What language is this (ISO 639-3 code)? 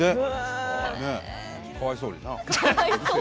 jpn